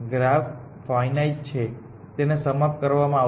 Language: Gujarati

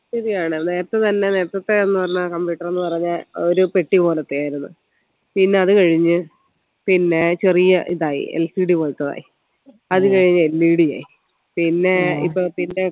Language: Malayalam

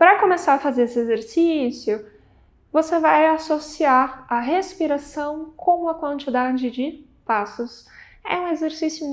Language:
Portuguese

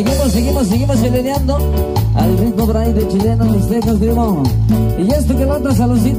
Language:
Spanish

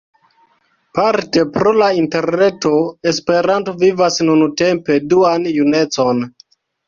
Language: Esperanto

